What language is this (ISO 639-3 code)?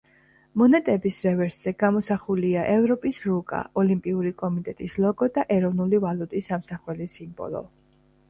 kat